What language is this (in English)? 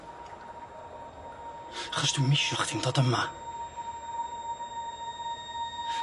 Welsh